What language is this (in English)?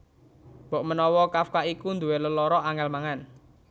Javanese